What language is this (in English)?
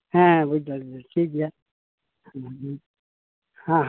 Santali